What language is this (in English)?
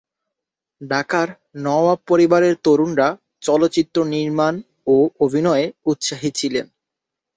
Bangla